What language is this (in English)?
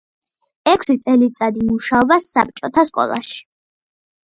Georgian